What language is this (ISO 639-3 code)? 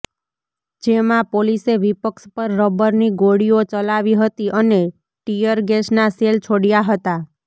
guj